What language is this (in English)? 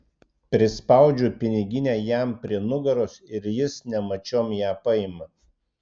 Lithuanian